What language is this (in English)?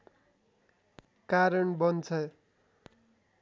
Nepali